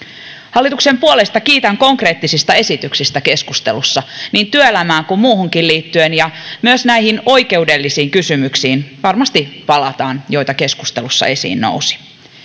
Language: Finnish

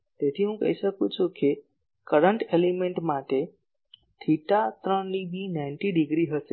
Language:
Gujarati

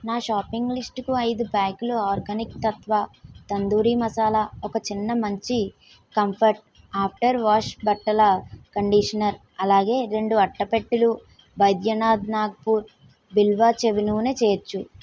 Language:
Telugu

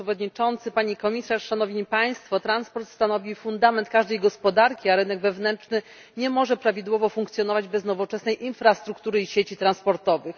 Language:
Polish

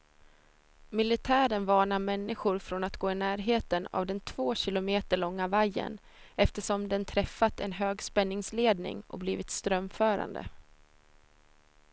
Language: Swedish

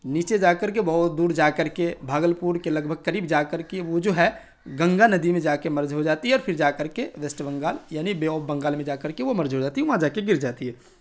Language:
Urdu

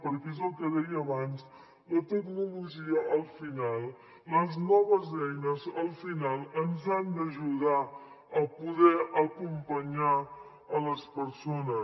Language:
Catalan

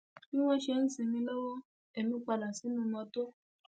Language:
Yoruba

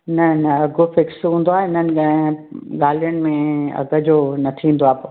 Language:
Sindhi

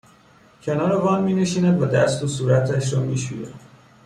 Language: Persian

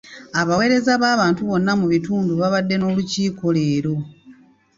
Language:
Ganda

